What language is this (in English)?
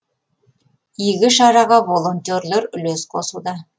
Kazakh